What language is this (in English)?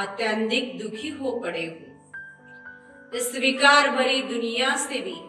Hindi